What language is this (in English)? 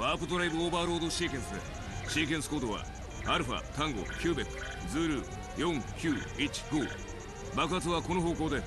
Japanese